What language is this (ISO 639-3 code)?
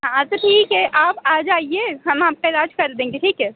hin